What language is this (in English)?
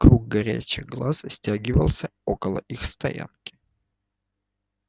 Russian